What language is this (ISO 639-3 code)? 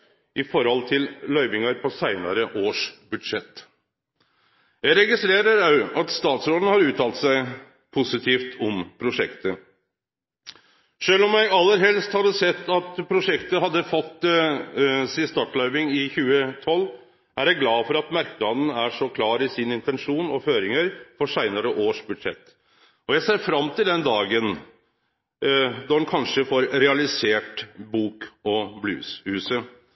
nno